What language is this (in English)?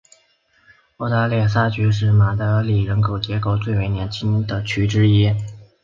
Chinese